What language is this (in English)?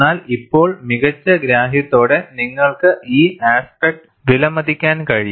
Malayalam